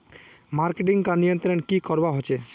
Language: Magahi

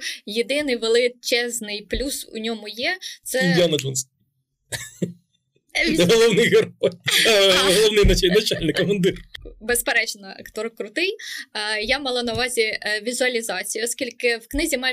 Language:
Ukrainian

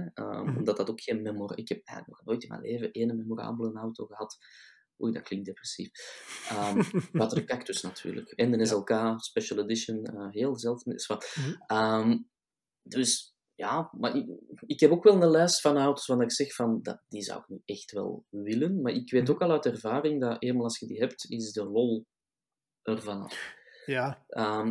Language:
Dutch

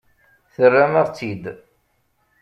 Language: Kabyle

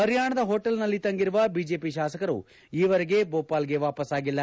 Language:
Kannada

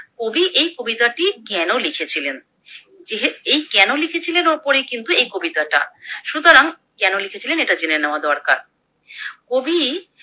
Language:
Bangla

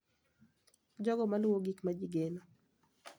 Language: Luo (Kenya and Tanzania)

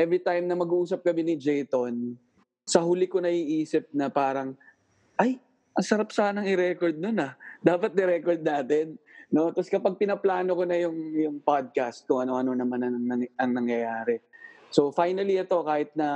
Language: Filipino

